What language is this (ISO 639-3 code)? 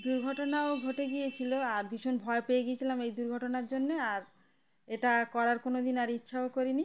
ben